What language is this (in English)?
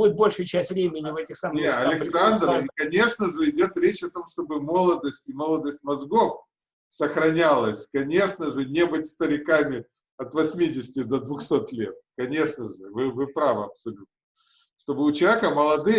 Russian